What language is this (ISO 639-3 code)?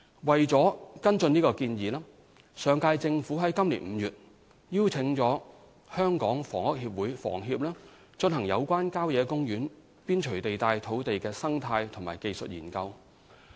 yue